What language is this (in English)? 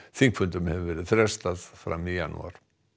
Icelandic